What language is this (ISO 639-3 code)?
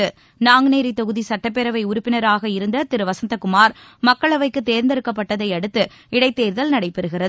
tam